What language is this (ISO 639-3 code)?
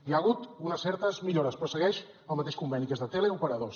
cat